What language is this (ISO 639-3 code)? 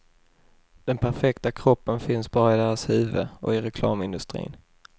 swe